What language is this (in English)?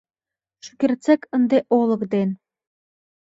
Mari